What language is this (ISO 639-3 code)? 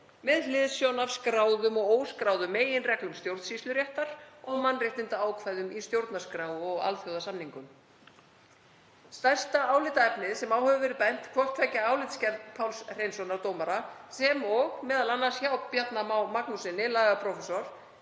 isl